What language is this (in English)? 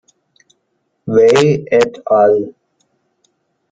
German